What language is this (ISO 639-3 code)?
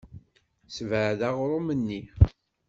kab